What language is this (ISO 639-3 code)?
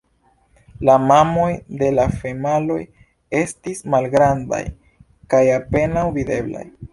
epo